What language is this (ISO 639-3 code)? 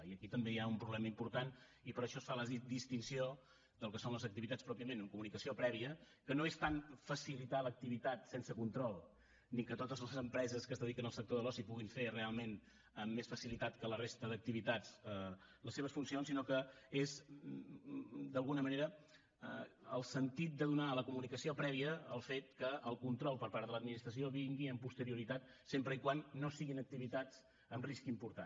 cat